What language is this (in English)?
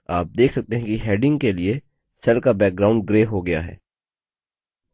Hindi